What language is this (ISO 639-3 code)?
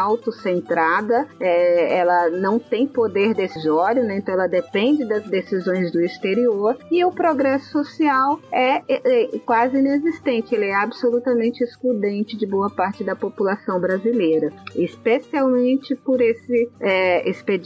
por